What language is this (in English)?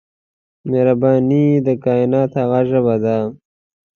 Pashto